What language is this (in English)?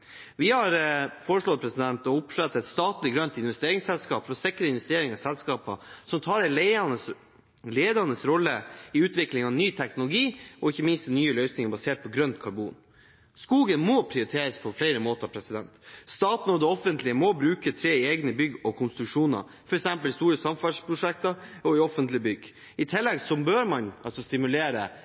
Norwegian Bokmål